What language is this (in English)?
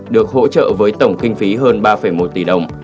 Vietnamese